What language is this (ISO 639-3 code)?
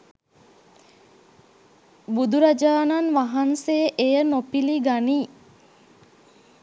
sin